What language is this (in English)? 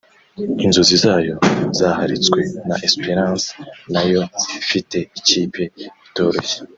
Kinyarwanda